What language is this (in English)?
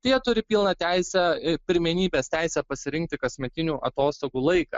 Lithuanian